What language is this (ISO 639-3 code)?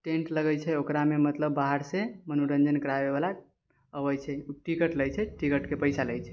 mai